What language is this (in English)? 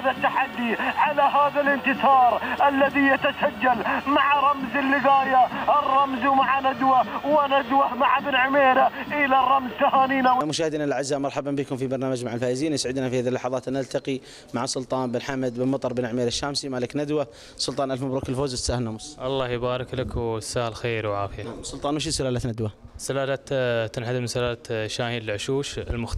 Arabic